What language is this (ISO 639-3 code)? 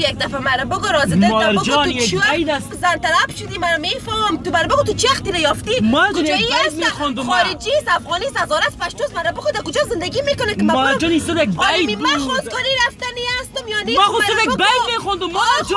fas